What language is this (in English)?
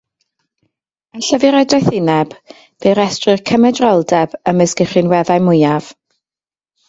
Welsh